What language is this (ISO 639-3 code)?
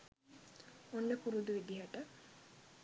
sin